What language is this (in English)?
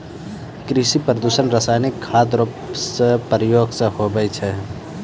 Maithili